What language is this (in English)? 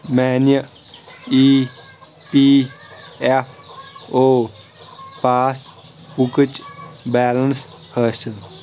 Kashmiri